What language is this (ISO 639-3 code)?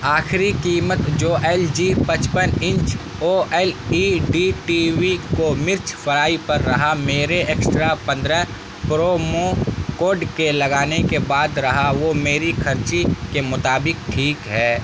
urd